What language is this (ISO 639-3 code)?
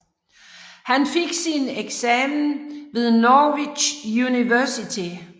dan